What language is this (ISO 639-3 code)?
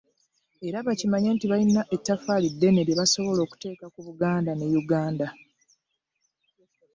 lug